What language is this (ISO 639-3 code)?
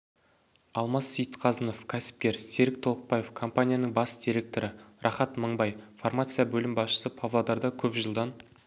kaz